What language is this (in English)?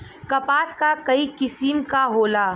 Bhojpuri